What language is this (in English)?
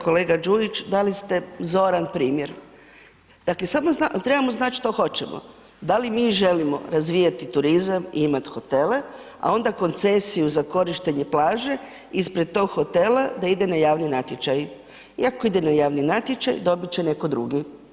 Croatian